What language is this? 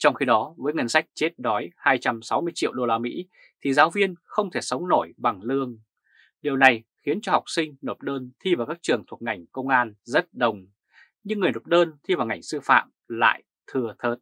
Vietnamese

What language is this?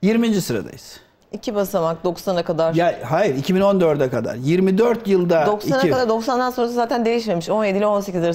Turkish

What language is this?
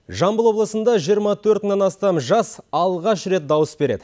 Kazakh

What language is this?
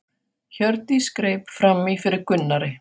Icelandic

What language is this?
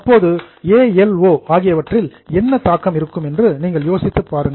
Tamil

